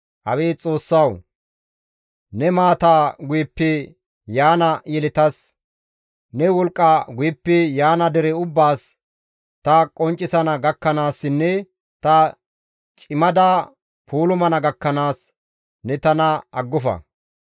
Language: Gamo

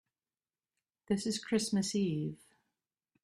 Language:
English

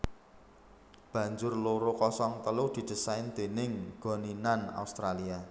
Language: Javanese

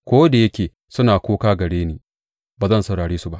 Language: Hausa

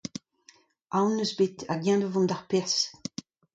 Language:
Breton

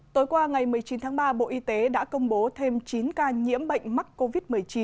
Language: Vietnamese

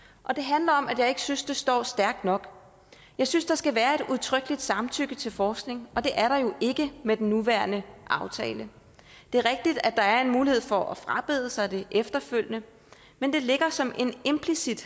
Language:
Danish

